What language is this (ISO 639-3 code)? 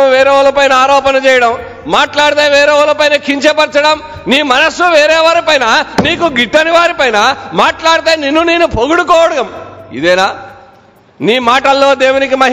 tel